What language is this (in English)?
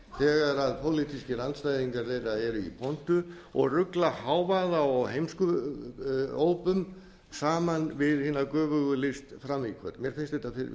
Icelandic